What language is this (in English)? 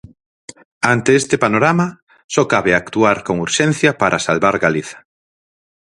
Galician